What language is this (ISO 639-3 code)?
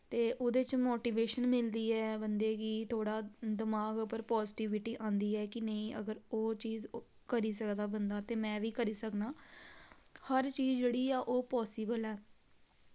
doi